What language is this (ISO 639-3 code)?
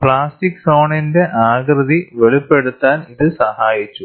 mal